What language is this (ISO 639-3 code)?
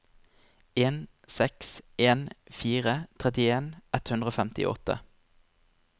nor